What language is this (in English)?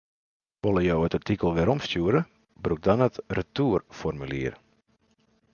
Western Frisian